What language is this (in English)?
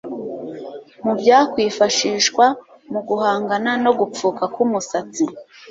Kinyarwanda